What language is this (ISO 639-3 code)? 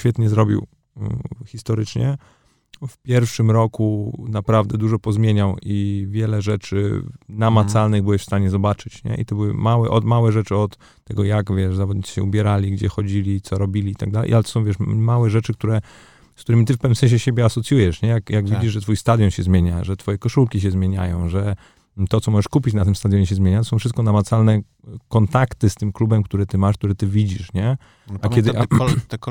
pol